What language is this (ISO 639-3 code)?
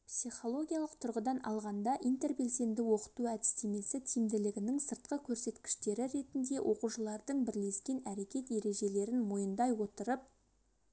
kaz